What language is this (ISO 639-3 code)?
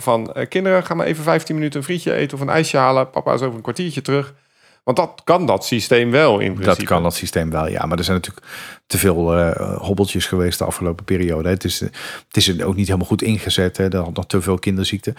nld